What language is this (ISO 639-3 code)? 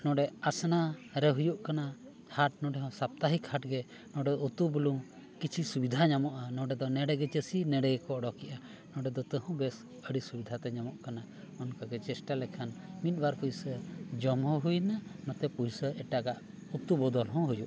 sat